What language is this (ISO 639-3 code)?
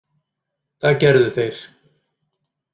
isl